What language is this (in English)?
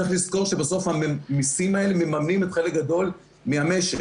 Hebrew